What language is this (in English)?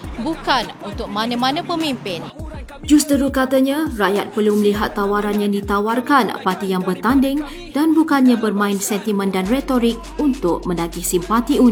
Malay